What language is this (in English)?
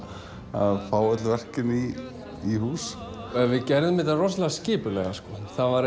Icelandic